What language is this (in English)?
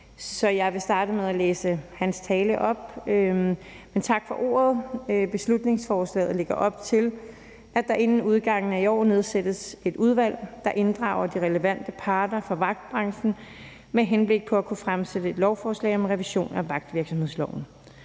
Danish